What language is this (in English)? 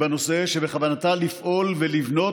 Hebrew